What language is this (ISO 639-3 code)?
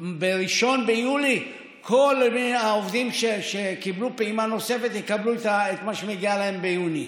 heb